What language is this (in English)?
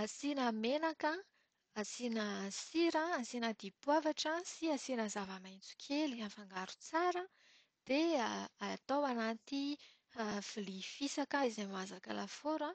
Malagasy